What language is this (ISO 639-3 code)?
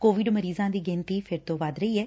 pan